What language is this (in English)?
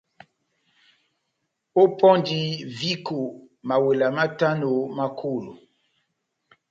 Batanga